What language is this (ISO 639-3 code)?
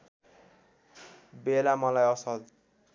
nep